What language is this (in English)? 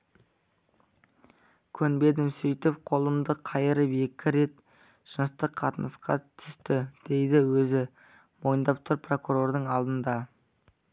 Kazakh